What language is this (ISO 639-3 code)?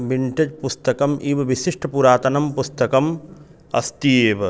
san